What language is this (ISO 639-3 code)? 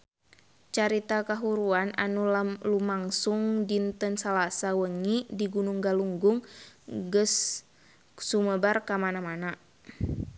sun